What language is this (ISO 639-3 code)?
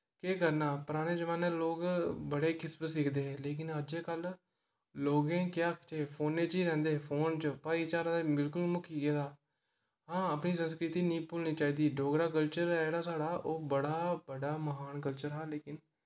doi